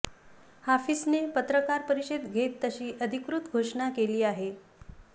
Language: Marathi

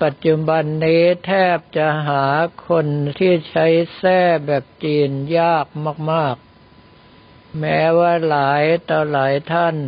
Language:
Thai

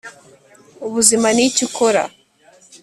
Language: Kinyarwanda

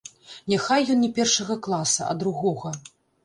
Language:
Belarusian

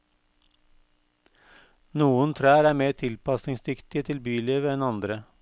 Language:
Norwegian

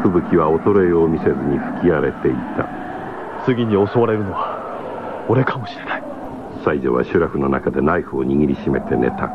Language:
Japanese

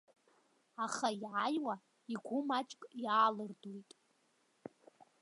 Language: Abkhazian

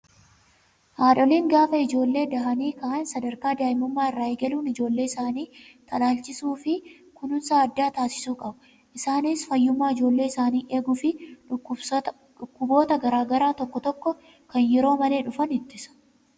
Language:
Oromo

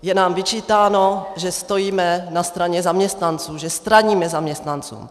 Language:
Czech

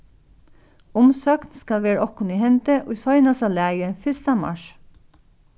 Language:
Faroese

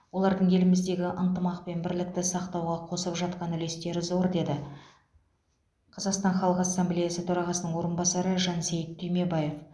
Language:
Kazakh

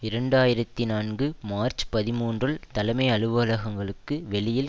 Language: Tamil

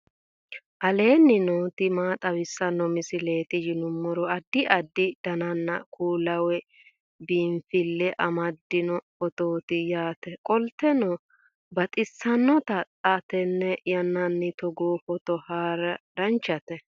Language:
Sidamo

